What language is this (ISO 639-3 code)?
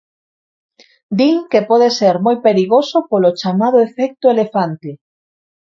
glg